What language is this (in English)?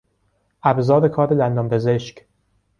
Persian